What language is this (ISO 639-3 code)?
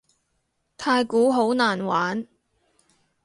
yue